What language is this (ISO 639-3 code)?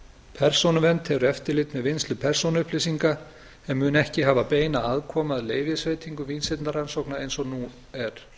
isl